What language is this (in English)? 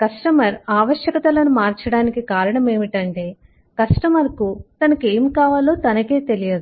Telugu